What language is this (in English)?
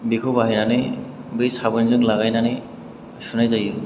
Bodo